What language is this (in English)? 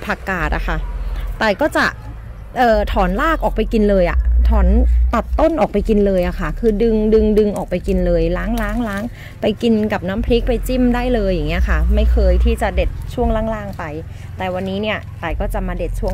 Thai